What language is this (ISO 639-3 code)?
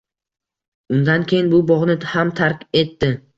uzb